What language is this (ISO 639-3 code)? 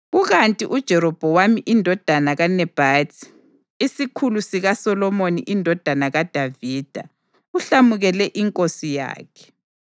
nde